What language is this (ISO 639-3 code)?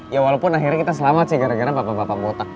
ind